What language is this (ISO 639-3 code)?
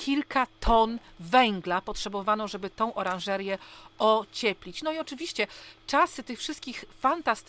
pol